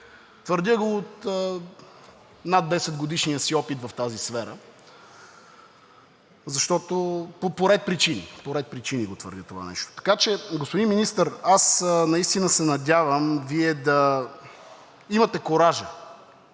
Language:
Bulgarian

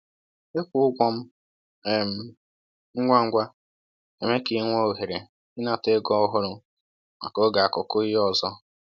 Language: Igbo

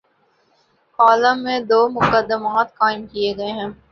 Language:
Urdu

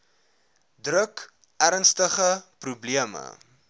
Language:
Afrikaans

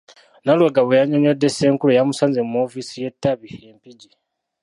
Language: Ganda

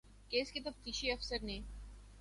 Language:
Urdu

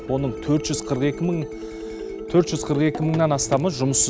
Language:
Kazakh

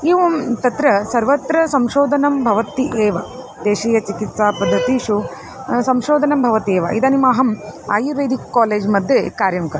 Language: Sanskrit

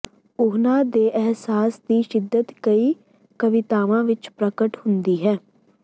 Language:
Punjabi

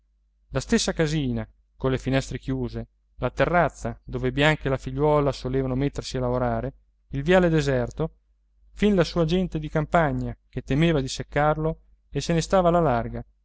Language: Italian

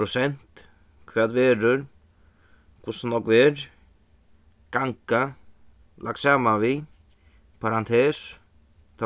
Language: Faroese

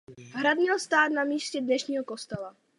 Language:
Czech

